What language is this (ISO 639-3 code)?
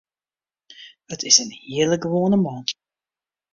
fry